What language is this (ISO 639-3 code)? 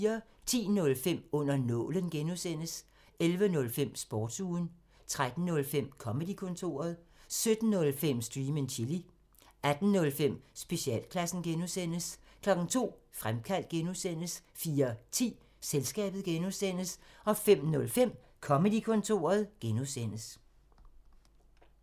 dan